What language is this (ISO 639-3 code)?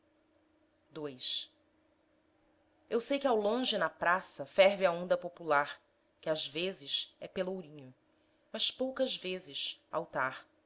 por